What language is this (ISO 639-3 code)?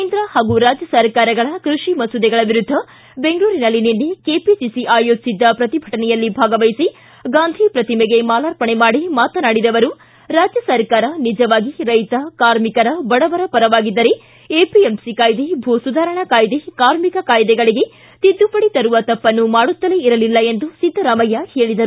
kan